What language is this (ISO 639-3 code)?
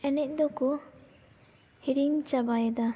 sat